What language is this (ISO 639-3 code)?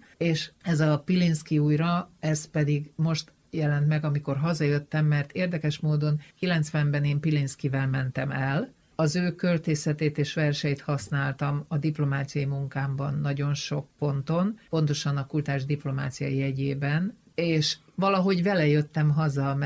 hun